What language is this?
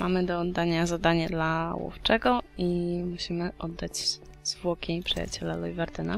Polish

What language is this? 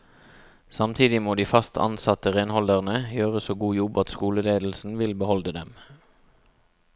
Norwegian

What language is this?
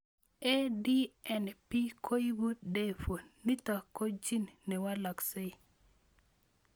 Kalenjin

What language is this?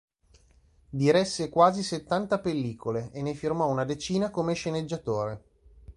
Italian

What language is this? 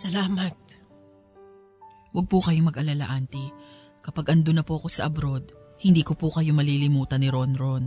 Filipino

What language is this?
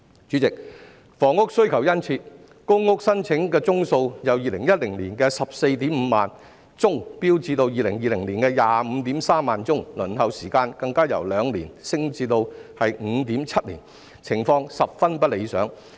Cantonese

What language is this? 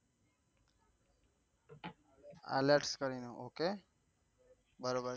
Gujarati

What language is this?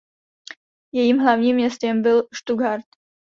Czech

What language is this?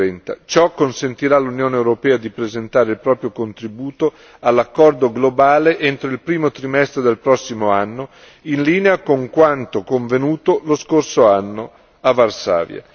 Italian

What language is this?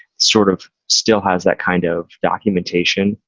English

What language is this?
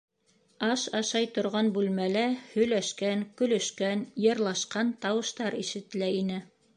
Bashkir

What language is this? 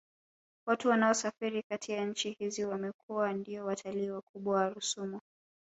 Swahili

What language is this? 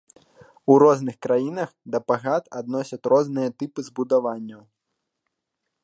Belarusian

